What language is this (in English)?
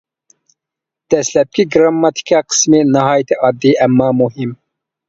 Uyghur